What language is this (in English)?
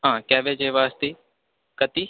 Sanskrit